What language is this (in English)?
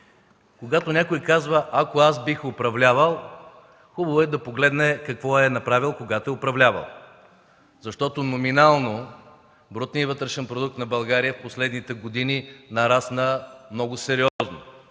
Bulgarian